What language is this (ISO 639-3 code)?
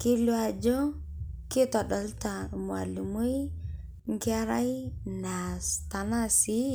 mas